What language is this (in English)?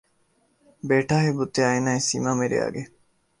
Urdu